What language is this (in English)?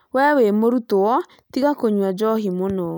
Kikuyu